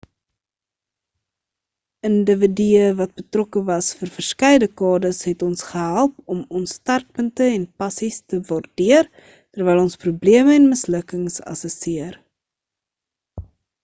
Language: Afrikaans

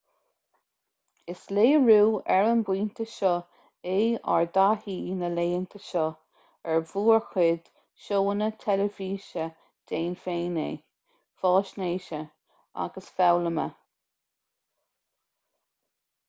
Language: Irish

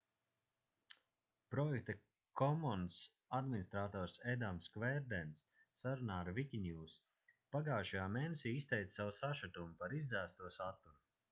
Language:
Latvian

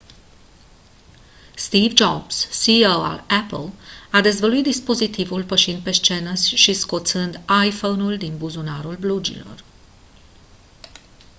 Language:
Romanian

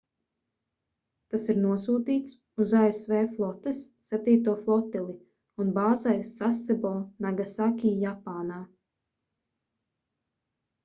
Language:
Latvian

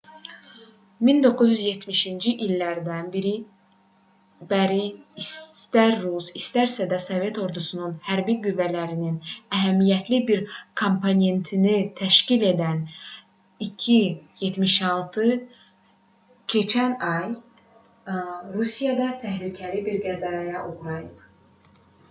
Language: Azerbaijani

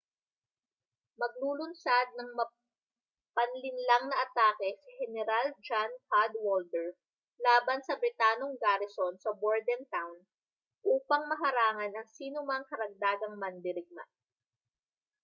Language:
Filipino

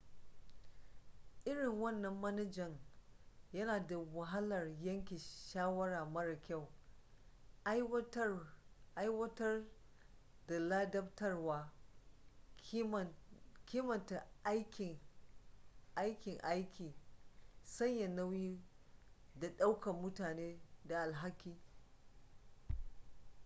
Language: Hausa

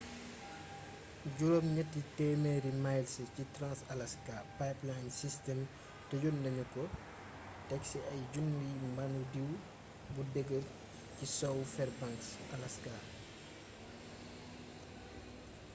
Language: Wolof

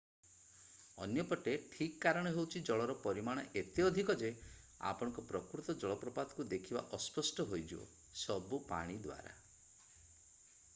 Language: Odia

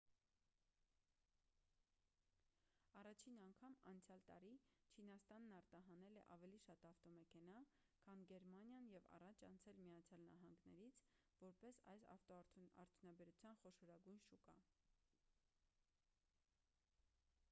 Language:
Armenian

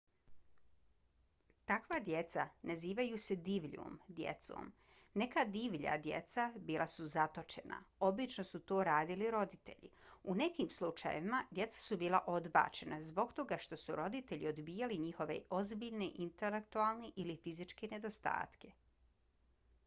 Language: Bosnian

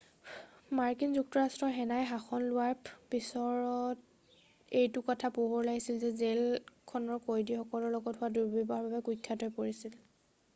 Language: Assamese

